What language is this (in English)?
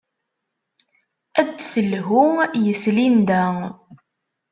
Kabyle